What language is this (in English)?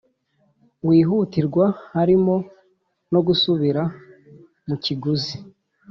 Kinyarwanda